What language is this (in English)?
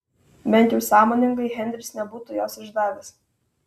Lithuanian